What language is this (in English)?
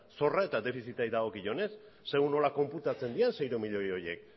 Basque